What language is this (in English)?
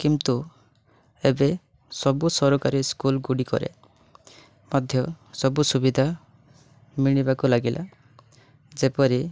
Odia